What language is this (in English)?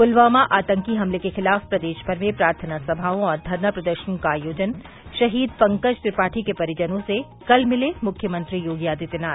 Hindi